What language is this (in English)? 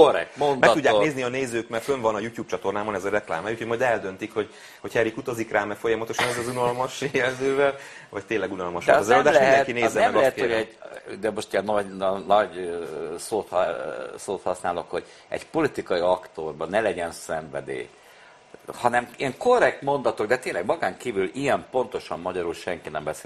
Hungarian